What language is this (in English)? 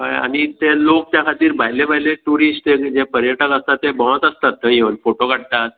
Konkani